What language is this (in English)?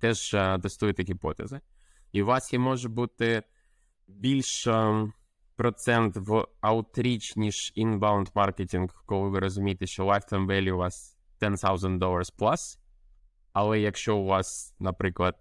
Ukrainian